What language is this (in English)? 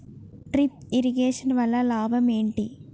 Telugu